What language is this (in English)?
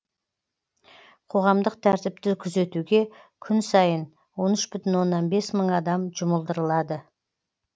Kazakh